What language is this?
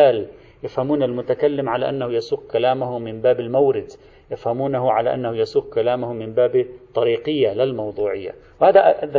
Arabic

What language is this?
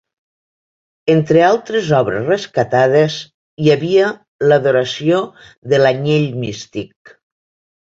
Catalan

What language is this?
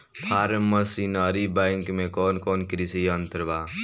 Bhojpuri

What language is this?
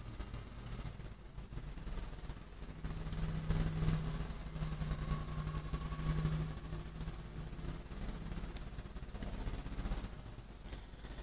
Vietnamese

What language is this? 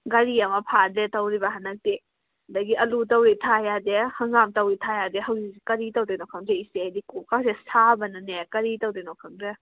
Manipuri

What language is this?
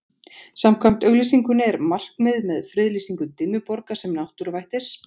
Icelandic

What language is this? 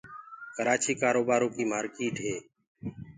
Gurgula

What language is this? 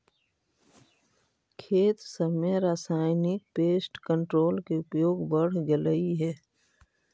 Magahi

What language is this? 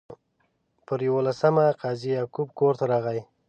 Pashto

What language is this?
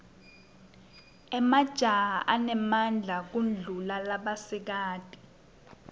Swati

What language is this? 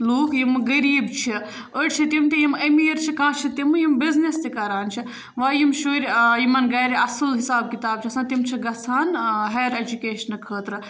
Kashmiri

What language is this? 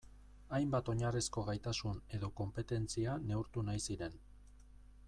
Basque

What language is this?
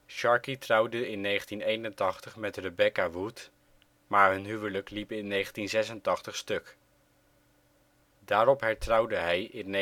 Dutch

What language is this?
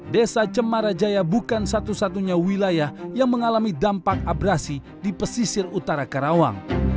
Indonesian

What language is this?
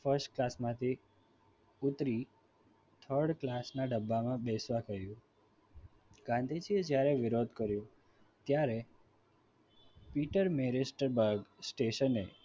Gujarati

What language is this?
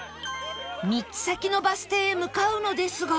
Japanese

